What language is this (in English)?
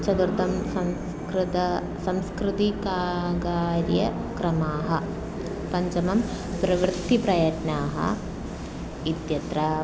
Sanskrit